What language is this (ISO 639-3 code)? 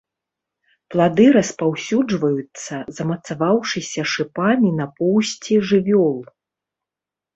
bel